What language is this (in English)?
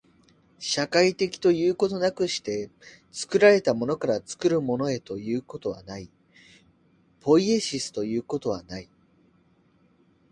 Japanese